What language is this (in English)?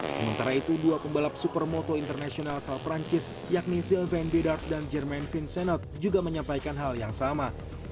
Indonesian